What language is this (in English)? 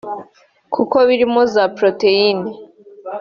Kinyarwanda